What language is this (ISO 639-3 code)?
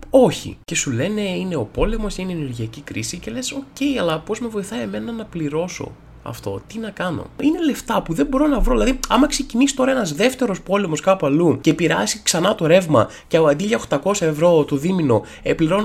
ell